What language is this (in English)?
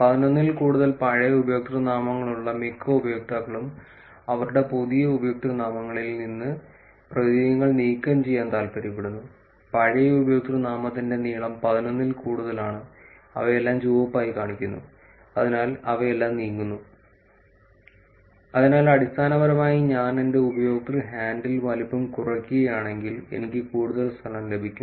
Malayalam